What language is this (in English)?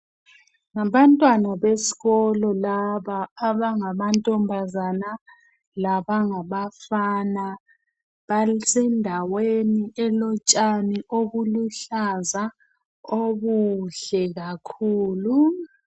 North Ndebele